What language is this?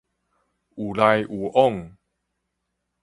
Min Nan Chinese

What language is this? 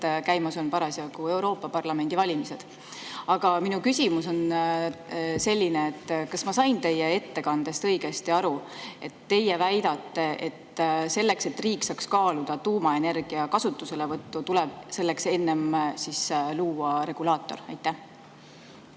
Estonian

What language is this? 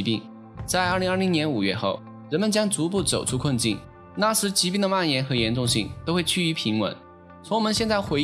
Chinese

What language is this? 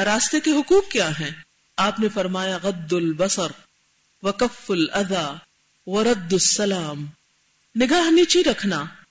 Urdu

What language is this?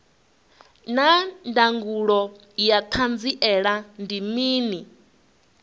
Venda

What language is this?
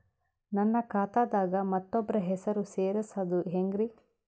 Kannada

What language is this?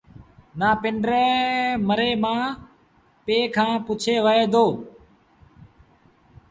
Sindhi Bhil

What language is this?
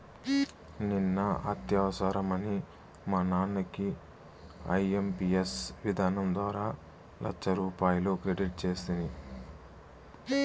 Telugu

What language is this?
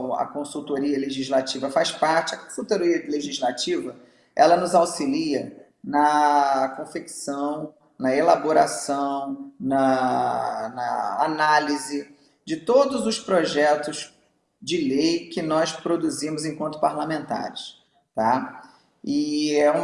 Portuguese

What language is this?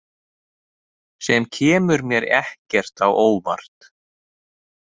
Icelandic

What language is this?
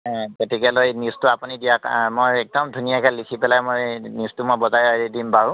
Assamese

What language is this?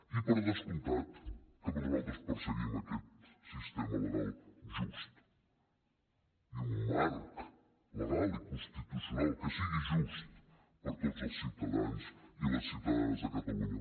Catalan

